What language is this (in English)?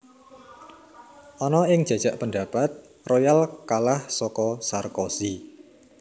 Javanese